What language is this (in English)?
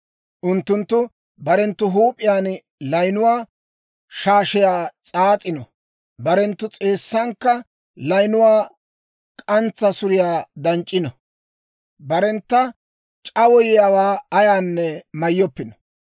Dawro